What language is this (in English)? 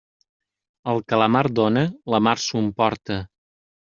Catalan